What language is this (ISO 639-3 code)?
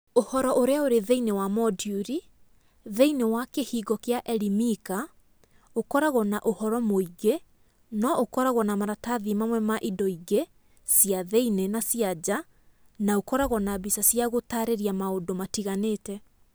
kik